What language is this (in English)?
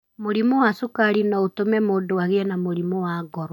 Kikuyu